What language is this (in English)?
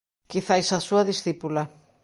Galician